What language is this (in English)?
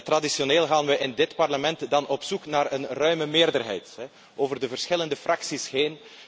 Dutch